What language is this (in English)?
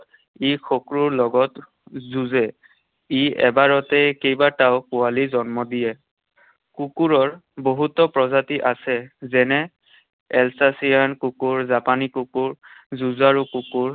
Assamese